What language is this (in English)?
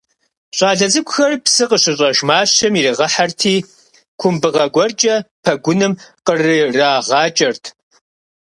Kabardian